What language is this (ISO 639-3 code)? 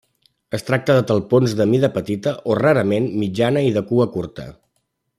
cat